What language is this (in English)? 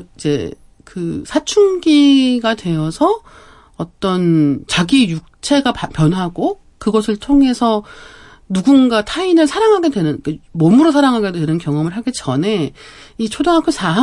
Korean